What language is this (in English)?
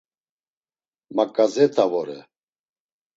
Laz